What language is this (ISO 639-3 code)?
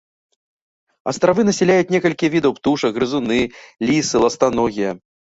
bel